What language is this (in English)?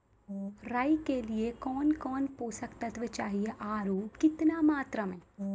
Maithili